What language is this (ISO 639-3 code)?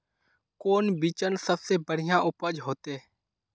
mag